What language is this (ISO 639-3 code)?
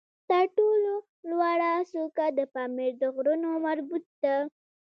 pus